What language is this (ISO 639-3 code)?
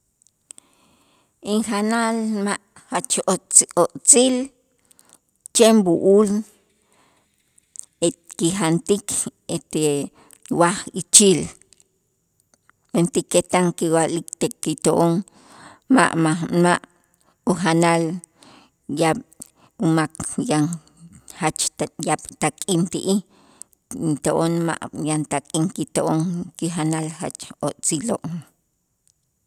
itz